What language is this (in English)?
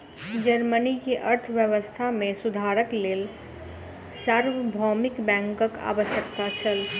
Maithili